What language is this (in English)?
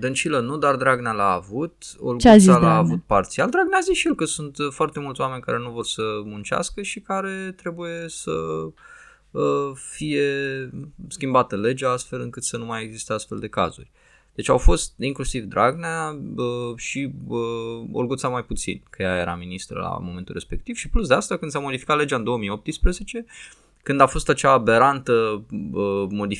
Romanian